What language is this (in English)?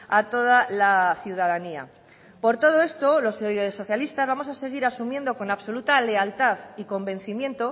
Spanish